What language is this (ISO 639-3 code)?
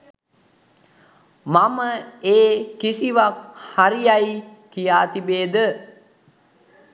sin